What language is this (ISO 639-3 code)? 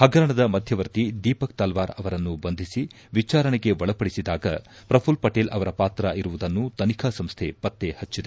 kan